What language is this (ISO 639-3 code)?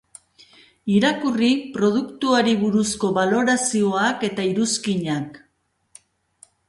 eus